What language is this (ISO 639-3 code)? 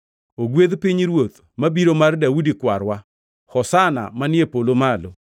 luo